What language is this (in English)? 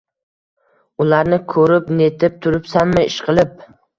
Uzbek